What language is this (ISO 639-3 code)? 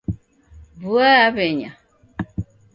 dav